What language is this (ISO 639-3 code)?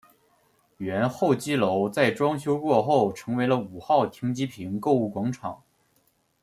zho